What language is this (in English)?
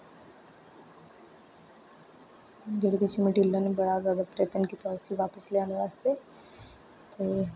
Dogri